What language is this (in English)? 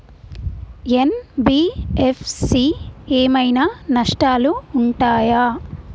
Telugu